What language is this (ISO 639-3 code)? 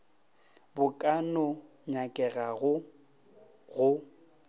nso